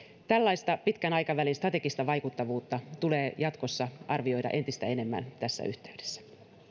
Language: Finnish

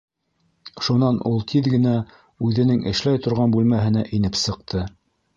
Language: Bashkir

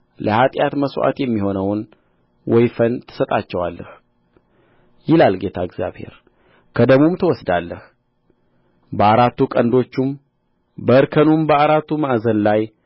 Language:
Amharic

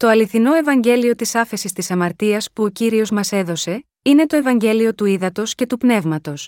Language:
Greek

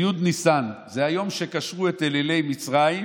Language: Hebrew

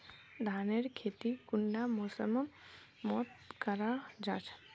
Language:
Magahi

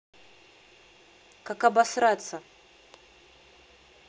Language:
Russian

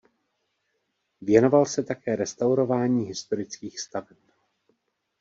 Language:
Czech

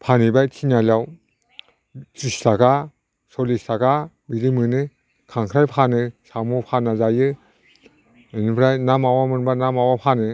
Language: Bodo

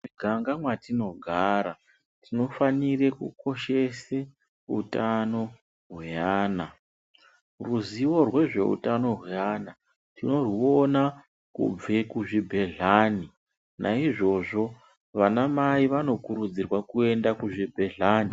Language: Ndau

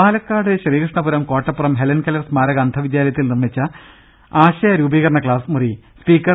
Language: Malayalam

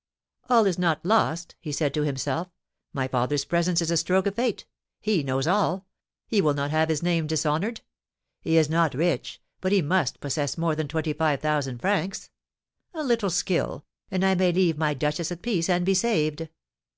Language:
English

